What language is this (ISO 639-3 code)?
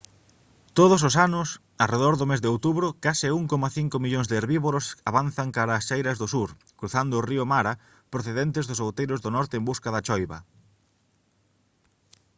glg